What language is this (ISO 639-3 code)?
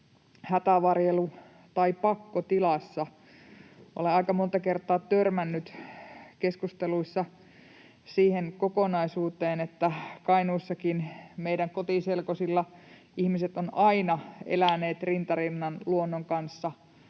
fin